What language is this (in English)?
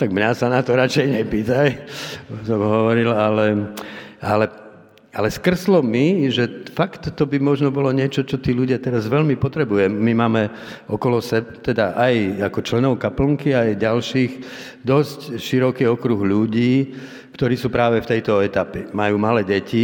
Slovak